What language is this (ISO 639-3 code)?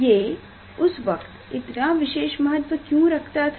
hin